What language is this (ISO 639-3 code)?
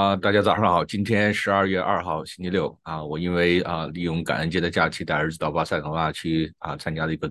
zho